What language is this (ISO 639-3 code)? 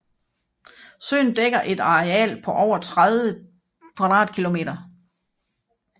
dan